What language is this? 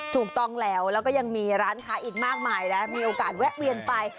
Thai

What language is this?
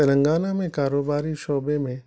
Urdu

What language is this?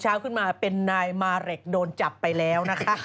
Thai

